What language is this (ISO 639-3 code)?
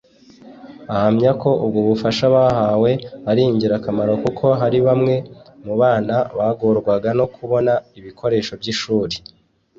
kin